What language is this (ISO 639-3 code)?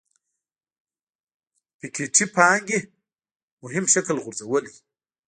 pus